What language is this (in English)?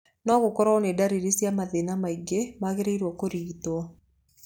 Kikuyu